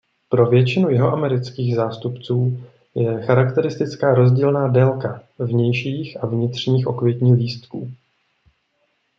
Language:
Czech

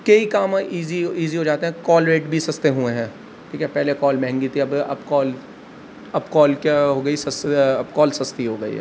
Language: Urdu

